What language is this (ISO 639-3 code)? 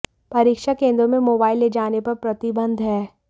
hin